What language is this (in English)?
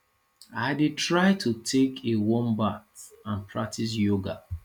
Nigerian Pidgin